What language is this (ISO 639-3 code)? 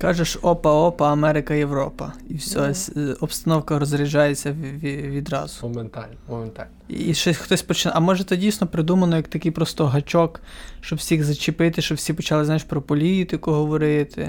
ukr